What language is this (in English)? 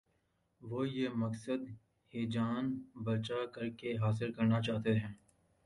Urdu